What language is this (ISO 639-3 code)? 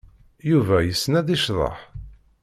kab